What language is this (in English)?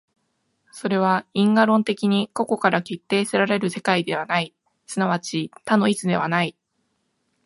Japanese